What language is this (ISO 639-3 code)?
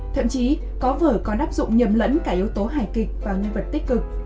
vie